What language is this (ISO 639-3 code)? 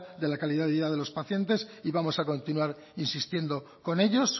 spa